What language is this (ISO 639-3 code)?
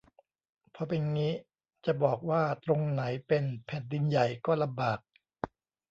tha